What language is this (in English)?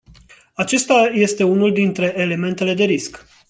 Romanian